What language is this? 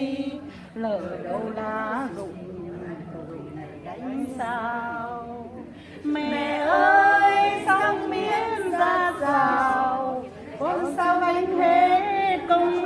Vietnamese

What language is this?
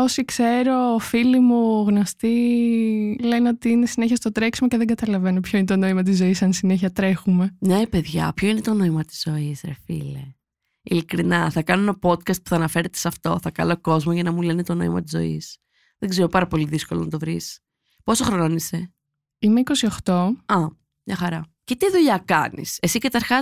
Greek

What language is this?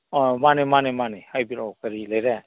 Manipuri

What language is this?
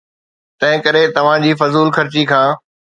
Sindhi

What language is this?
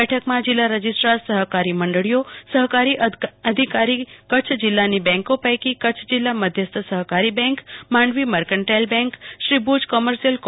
Gujarati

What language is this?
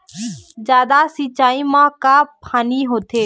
Chhattisgarhi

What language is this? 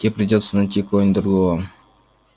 Russian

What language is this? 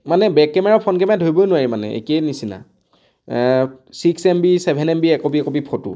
Assamese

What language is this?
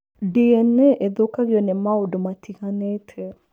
Kikuyu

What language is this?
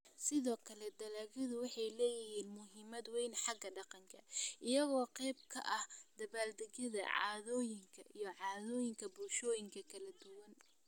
Somali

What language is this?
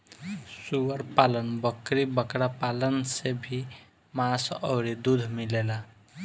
Bhojpuri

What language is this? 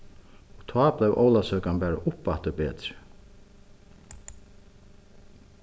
Faroese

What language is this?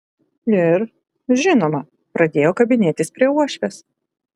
Lithuanian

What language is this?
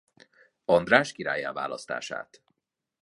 Hungarian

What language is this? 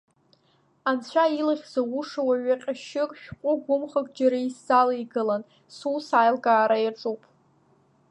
Abkhazian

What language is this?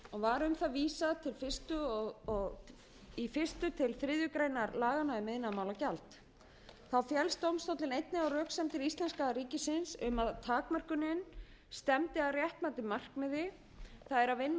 Icelandic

